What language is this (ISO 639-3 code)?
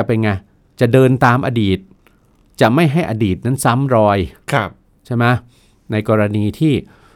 tha